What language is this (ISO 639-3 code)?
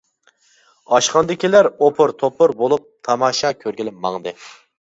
uig